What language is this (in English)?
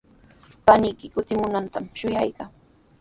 Sihuas Ancash Quechua